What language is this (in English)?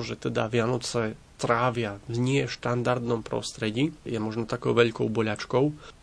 Slovak